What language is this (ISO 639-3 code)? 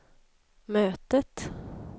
swe